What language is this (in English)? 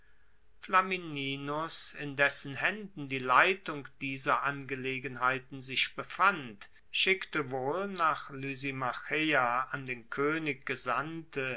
German